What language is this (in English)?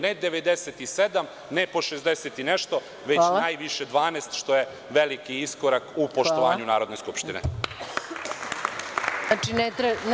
Serbian